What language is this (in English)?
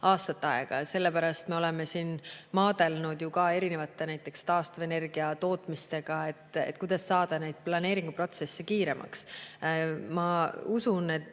Estonian